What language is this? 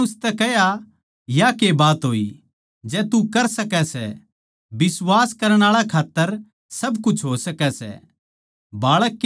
Haryanvi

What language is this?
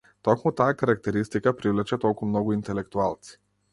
Macedonian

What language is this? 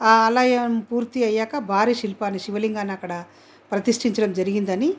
Telugu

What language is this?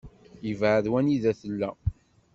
Kabyle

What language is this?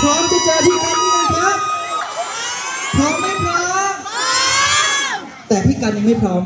Thai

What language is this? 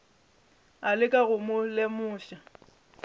Northern Sotho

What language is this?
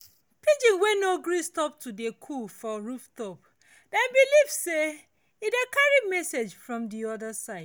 Nigerian Pidgin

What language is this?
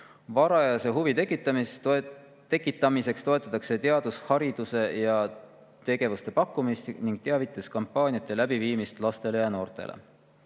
Estonian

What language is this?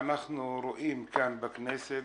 Hebrew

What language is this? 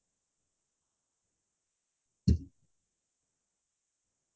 Assamese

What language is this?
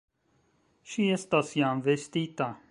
Esperanto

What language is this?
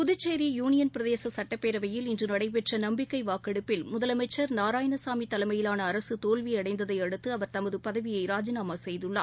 Tamil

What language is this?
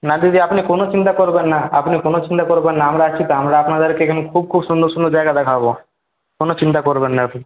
Bangla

